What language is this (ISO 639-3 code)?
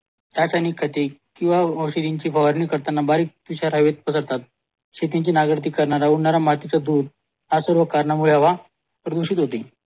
mar